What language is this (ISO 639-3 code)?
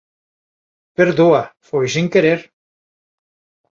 glg